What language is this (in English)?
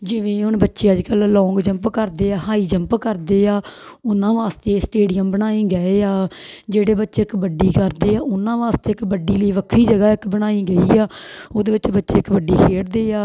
Punjabi